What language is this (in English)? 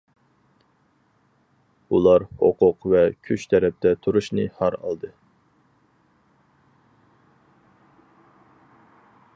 Uyghur